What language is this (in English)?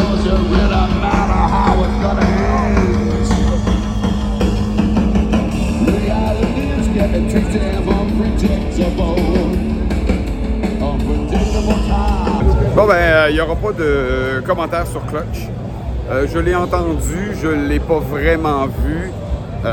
French